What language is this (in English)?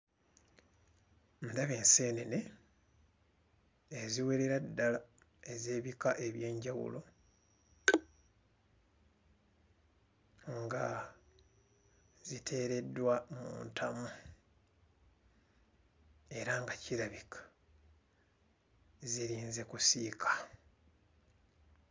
Ganda